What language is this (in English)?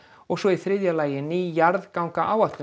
Icelandic